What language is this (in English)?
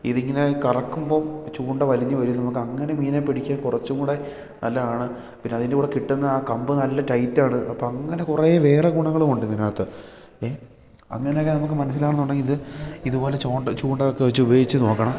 Malayalam